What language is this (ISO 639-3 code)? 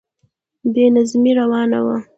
pus